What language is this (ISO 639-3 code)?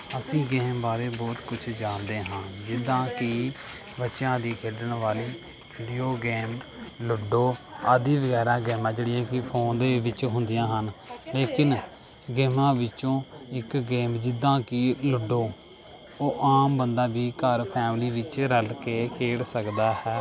pan